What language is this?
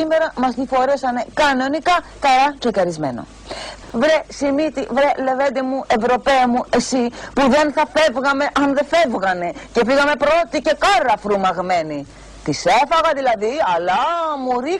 Greek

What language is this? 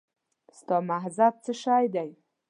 Pashto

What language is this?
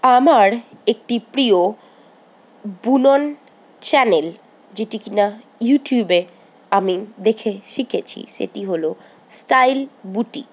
Bangla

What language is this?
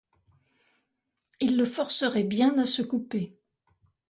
French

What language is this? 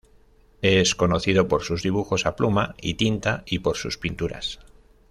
Spanish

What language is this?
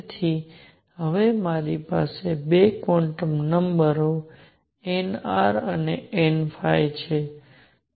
Gujarati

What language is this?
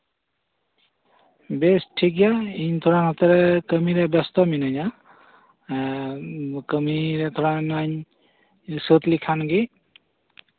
Santali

